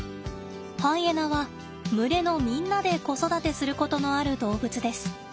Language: Japanese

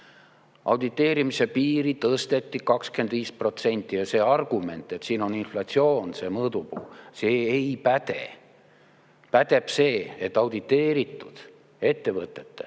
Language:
Estonian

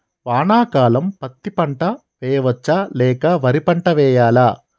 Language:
Telugu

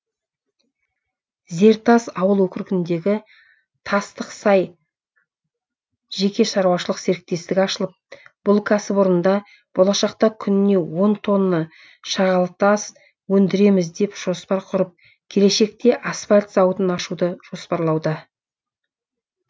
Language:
Kazakh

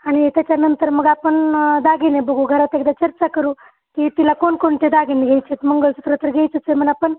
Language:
Marathi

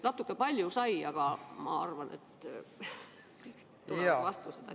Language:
Estonian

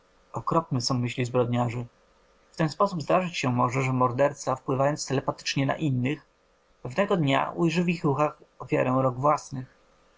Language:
Polish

